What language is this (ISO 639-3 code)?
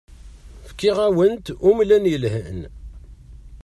kab